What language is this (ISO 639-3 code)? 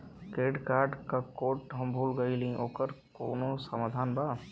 bho